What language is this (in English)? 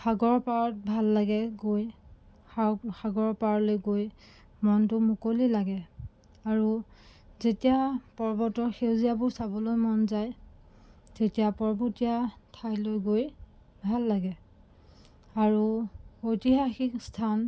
Assamese